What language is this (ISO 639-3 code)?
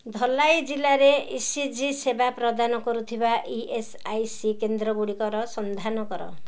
ori